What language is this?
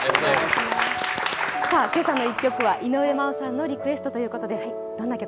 Japanese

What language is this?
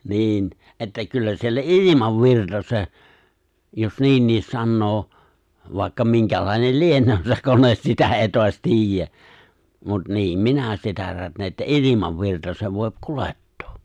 Finnish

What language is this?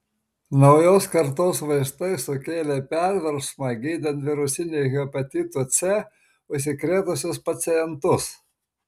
Lithuanian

